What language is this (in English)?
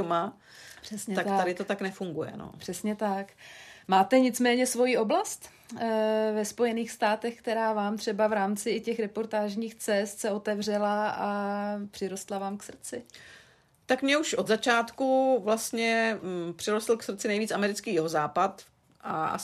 Czech